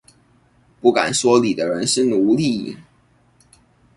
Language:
Chinese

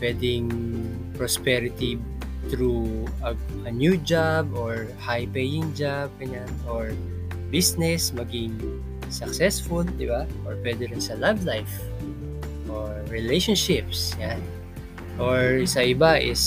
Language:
Filipino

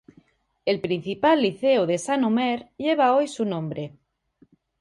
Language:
Spanish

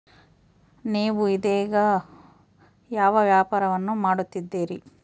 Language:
Kannada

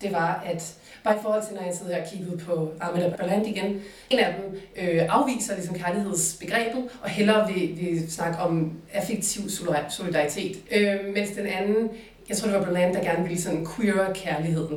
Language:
Danish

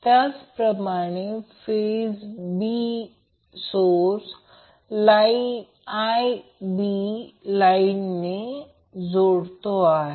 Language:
Marathi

